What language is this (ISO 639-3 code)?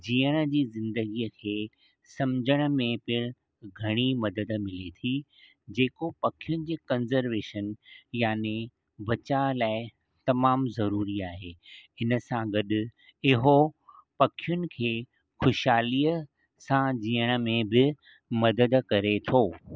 snd